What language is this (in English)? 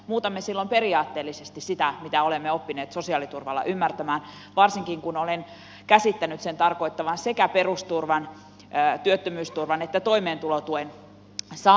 Finnish